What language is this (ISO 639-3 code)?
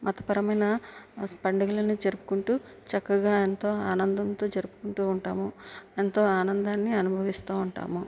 tel